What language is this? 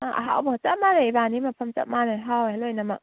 Manipuri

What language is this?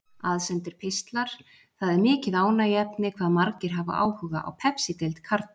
Icelandic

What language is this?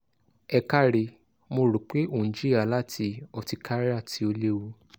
Yoruba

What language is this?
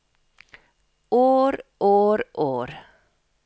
Norwegian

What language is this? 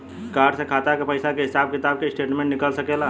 Bhojpuri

